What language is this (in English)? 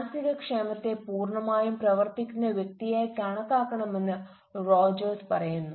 Malayalam